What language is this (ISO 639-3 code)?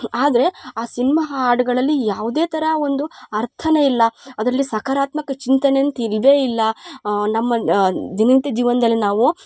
kan